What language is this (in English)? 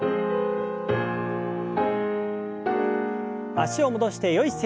Japanese